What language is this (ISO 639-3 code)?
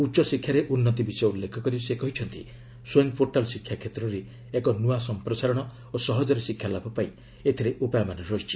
ori